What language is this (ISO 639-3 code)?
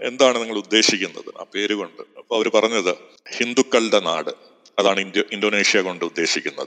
mal